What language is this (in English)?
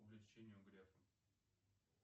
Russian